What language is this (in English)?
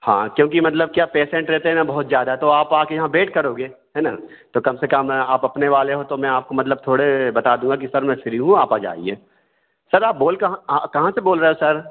Hindi